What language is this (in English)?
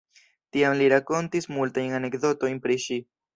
Esperanto